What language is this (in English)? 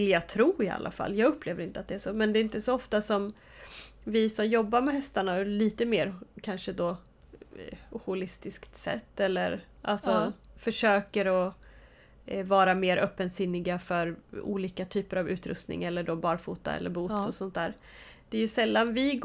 Swedish